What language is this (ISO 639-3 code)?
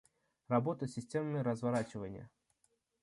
rus